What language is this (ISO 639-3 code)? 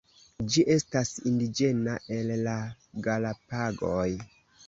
epo